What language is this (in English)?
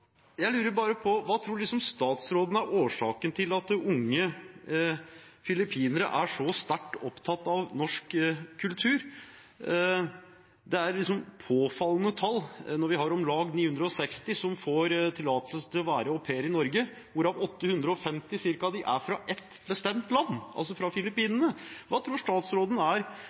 Norwegian Bokmål